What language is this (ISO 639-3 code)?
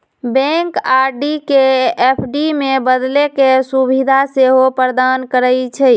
mag